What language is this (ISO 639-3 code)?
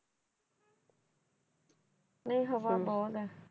pan